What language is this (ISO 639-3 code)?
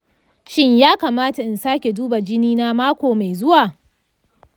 hau